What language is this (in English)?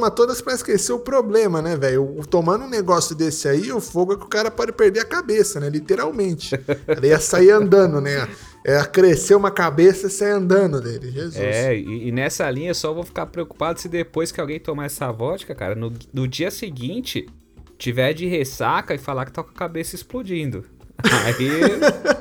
Portuguese